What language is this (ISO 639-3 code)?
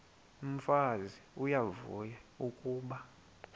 xho